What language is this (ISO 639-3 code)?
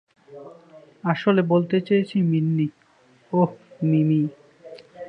ben